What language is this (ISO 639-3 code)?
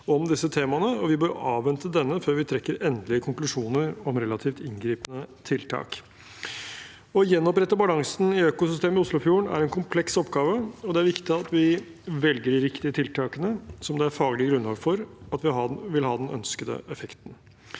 nor